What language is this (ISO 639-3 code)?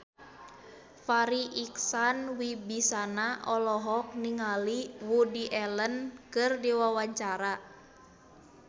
sun